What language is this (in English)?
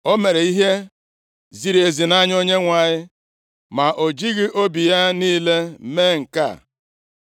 Igbo